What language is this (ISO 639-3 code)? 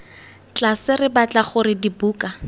tsn